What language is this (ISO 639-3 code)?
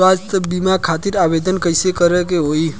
bho